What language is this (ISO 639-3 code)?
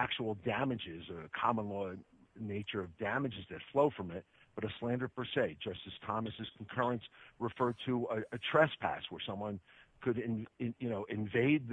eng